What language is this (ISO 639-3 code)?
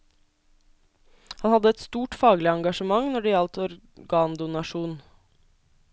nor